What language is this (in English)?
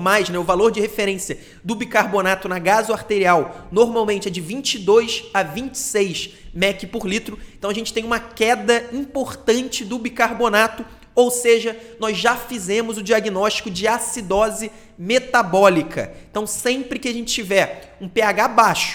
Portuguese